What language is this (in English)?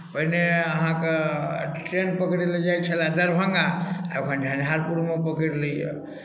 Maithili